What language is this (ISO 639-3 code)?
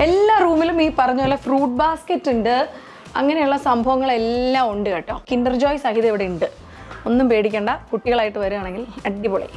mal